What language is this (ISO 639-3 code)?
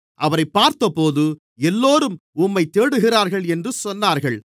tam